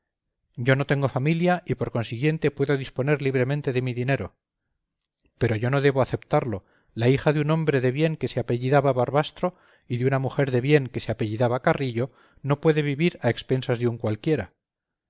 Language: Spanish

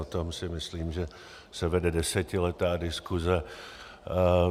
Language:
Czech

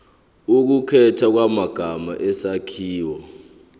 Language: Zulu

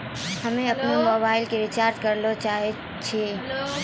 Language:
Maithili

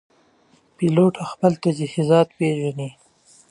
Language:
Pashto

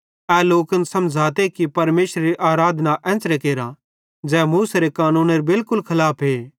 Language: Bhadrawahi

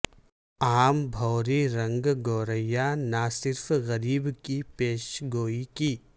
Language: Urdu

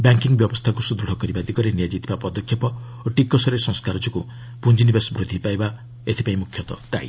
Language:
Odia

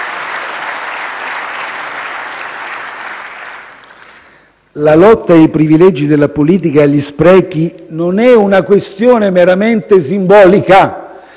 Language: Italian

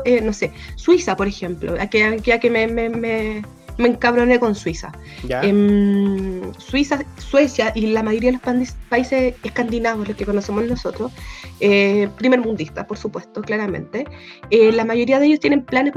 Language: Spanish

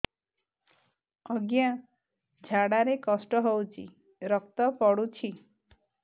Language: Odia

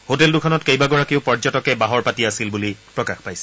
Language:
Assamese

